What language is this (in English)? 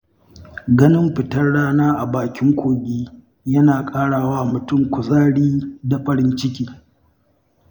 Hausa